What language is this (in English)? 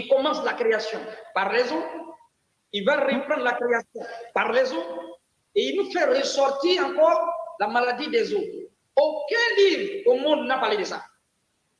French